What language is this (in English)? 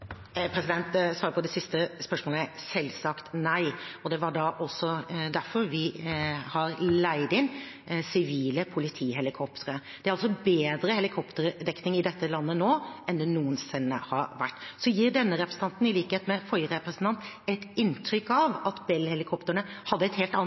Norwegian Bokmål